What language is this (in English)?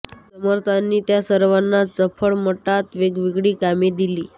Marathi